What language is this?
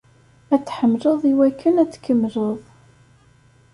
Kabyle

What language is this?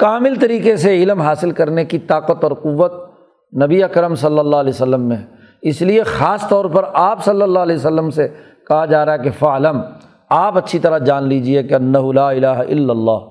Urdu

